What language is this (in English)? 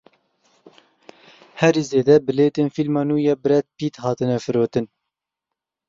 Kurdish